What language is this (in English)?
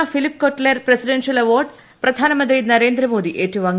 Malayalam